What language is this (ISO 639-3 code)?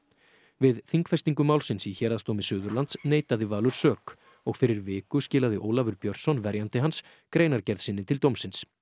isl